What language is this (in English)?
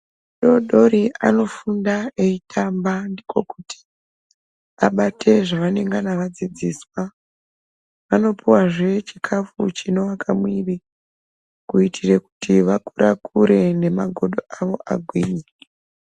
Ndau